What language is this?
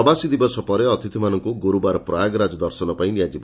Odia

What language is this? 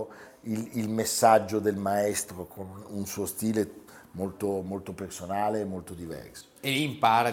Italian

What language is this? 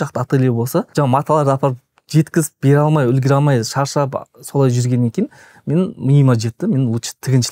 Turkish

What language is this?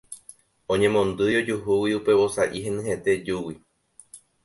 Guarani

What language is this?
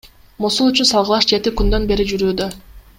Kyrgyz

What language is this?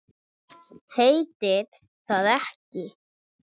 Icelandic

